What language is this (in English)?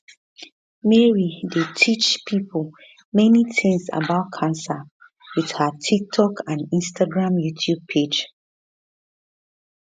Nigerian Pidgin